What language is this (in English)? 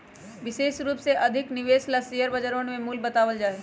Magahi